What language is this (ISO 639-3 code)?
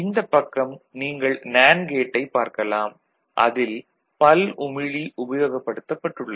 tam